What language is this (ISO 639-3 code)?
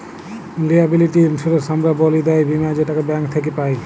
ben